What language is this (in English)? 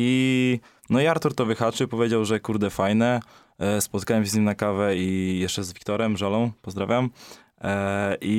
Polish